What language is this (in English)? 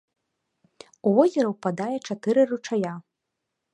Belarusian